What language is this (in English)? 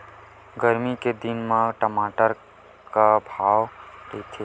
Chhattisgarhi